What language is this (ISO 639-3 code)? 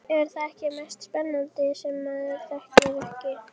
isl